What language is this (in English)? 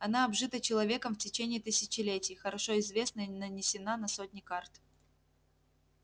Russian